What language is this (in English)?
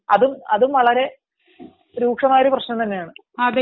Malayalam